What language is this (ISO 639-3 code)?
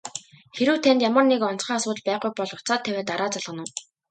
mon